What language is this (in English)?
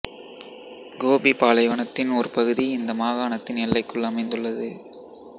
Tamil